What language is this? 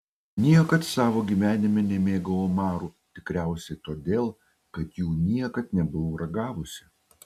Lithuanian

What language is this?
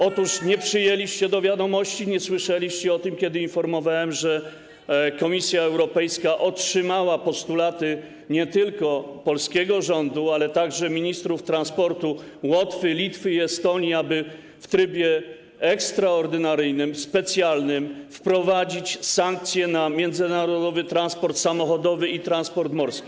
Polish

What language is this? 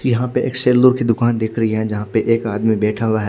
Hindi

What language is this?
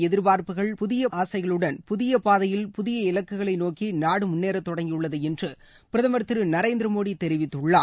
Tamil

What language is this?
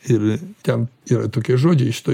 Lithuanian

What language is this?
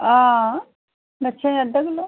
Dogri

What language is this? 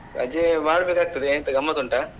Kannada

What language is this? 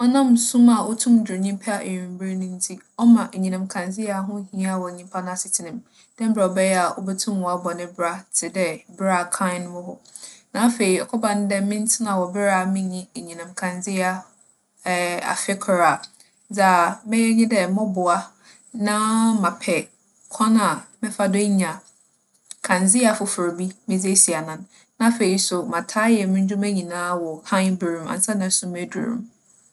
Akan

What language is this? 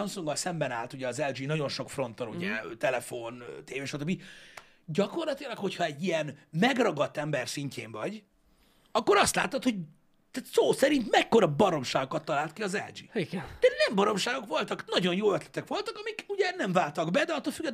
Hungarian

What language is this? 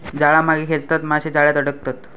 Marathi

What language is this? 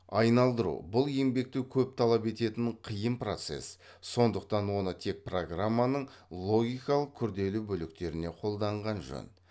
Kazakh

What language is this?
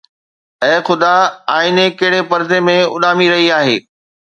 Sindhi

